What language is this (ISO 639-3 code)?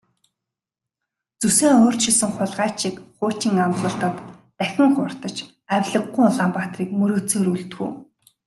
mon